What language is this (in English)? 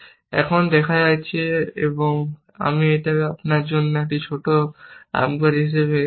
Bangla